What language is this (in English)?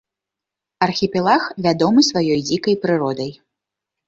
Belarusian